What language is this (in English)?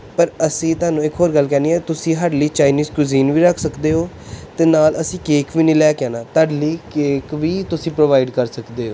Punjabi